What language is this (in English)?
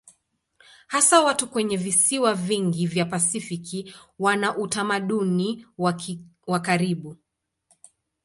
Swahili